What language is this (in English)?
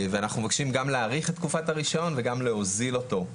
Hebrew